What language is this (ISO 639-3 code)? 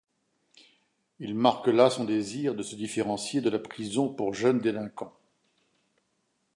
fra